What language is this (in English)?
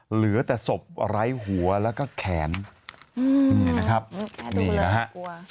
Thai